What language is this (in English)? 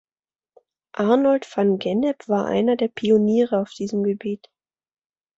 German